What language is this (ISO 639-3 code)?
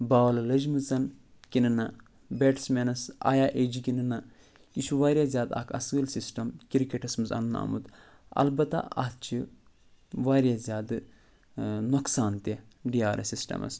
kas